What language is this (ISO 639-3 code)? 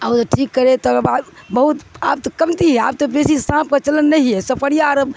urd